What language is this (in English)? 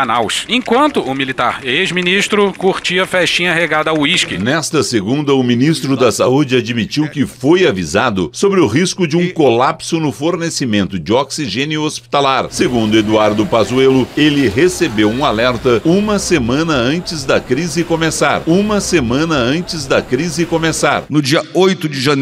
Portuguese